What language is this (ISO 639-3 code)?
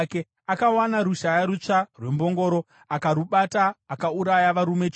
sna